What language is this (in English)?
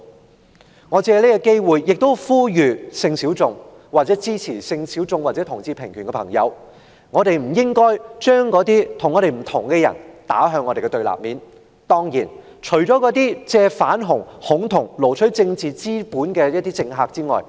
Cantonese